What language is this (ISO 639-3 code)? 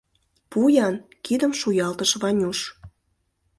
chm